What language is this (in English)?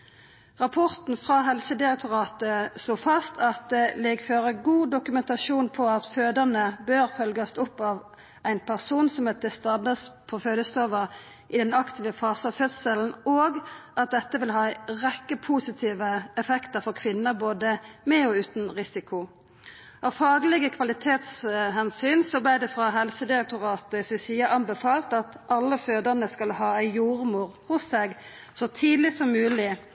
Norwegian Nynorsk